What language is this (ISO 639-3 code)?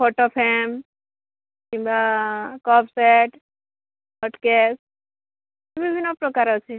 ori